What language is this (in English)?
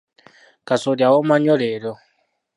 Ganda